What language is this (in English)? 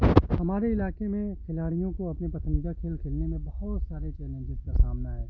Urdu